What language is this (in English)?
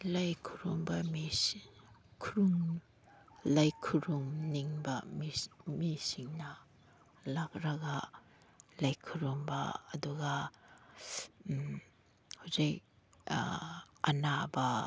Manipuri